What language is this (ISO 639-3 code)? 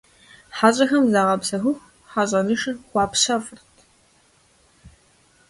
kbd